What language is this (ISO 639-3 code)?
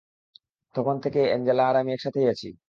ben